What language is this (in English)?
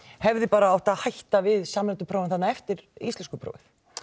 Icelandic